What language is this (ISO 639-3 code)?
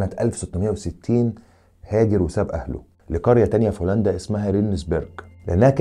ara